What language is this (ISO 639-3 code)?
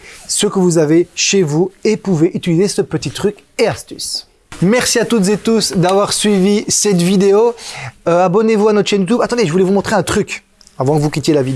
fra